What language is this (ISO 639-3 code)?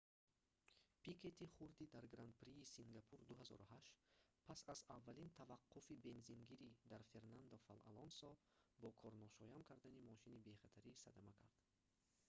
tgk